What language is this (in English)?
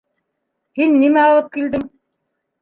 Bashkir